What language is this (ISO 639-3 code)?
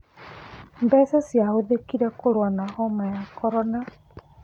kik